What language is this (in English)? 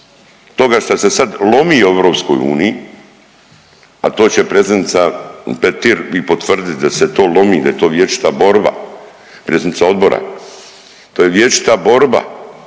Croatian